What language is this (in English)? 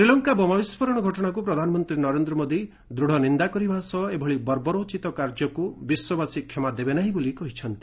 Odia